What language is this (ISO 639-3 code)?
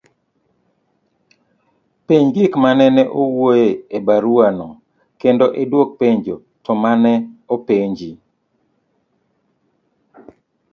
luo